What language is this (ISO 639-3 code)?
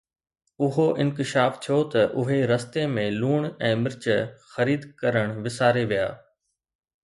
snd